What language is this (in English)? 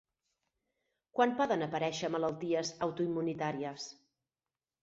Catalan